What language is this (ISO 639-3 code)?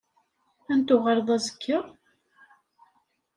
kab